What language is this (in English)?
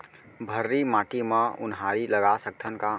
Chhattisgarhi